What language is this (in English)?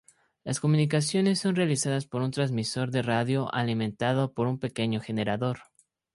Spanish